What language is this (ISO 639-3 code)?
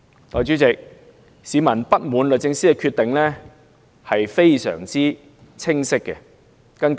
yue